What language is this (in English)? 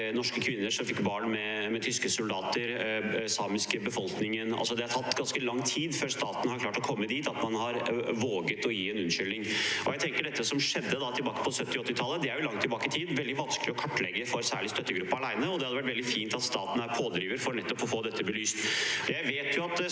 Norwegian